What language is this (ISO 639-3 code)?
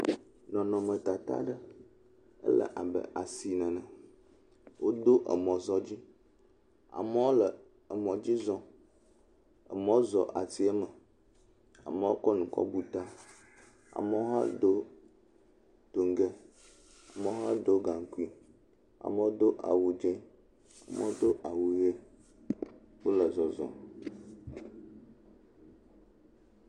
ewe